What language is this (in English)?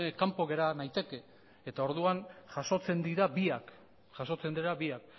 Basque